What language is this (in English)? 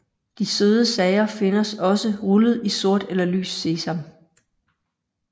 Danish